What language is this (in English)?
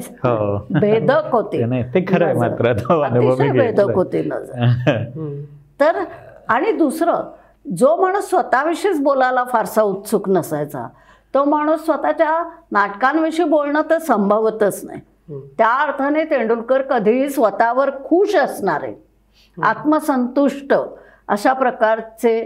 Marathi